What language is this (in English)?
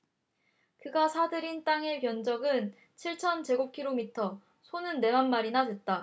Korean